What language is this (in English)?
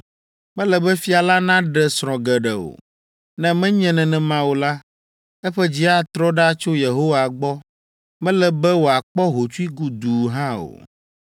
Ewe